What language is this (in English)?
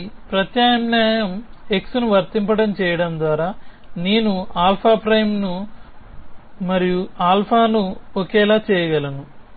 Telugu